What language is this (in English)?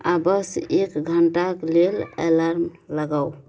Maithili